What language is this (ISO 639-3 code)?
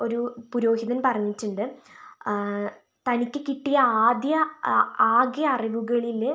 mal